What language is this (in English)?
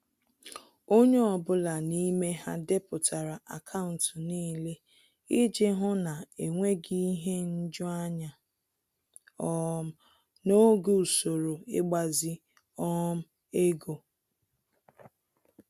Igbo